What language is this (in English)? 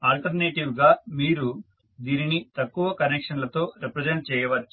Telugu